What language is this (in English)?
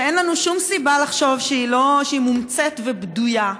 Hebrew